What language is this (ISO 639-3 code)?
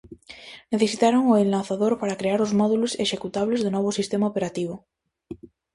glg